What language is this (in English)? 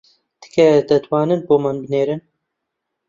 Central Kurdish